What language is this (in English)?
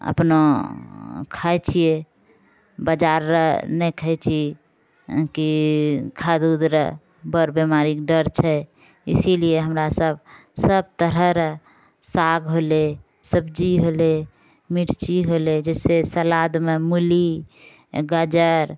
Maithili